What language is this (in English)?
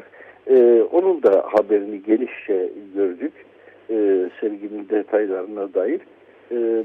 Turkish